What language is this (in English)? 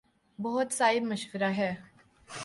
Urdu